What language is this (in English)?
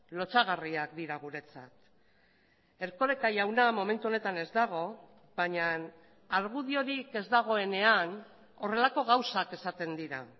Basque